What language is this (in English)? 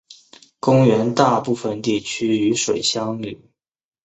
Chinese